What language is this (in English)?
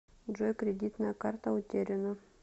Russian